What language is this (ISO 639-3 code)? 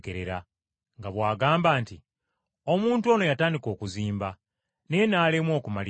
lug